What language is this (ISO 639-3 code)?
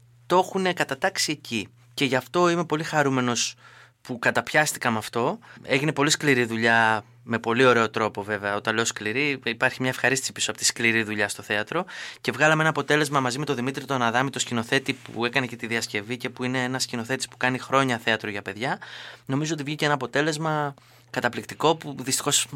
ell